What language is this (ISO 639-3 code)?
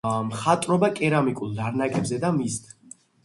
kat